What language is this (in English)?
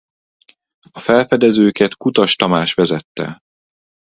Hungarian